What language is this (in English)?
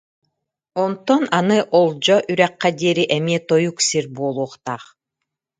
Yakut